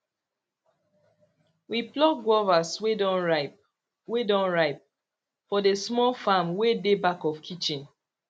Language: Nigerian Pidgin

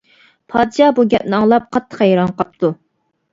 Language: Uyghur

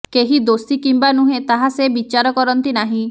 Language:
Odia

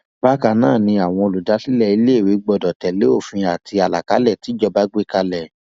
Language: Yoruba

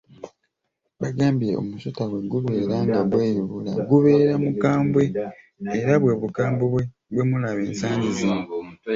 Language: Ganda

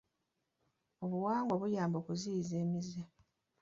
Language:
Ganda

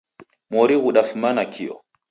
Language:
Taita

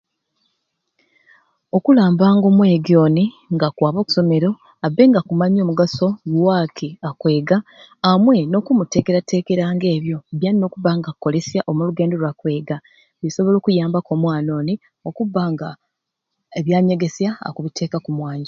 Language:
Ruuli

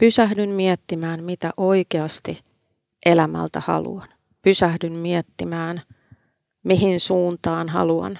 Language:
Finnish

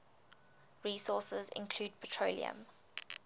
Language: English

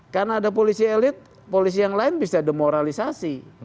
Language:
Indonesian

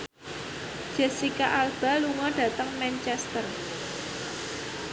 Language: Javanese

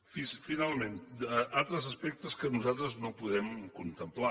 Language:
Catalan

